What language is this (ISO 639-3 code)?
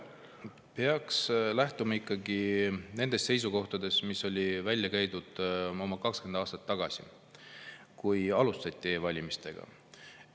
est